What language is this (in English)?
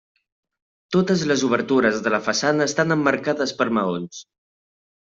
Catalan